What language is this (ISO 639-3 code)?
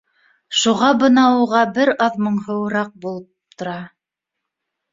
bak